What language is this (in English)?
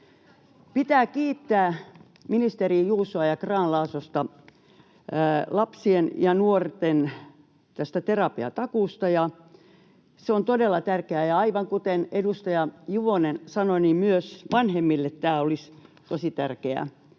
Finnish